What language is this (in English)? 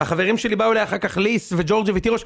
Hebrew